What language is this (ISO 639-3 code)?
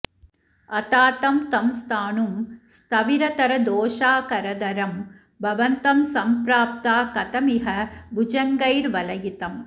san